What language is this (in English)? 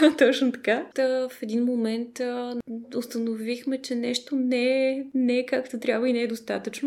Bulgarian